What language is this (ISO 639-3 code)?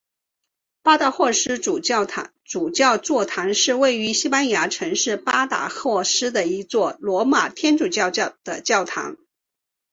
zho